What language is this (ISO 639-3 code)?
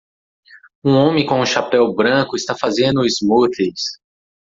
por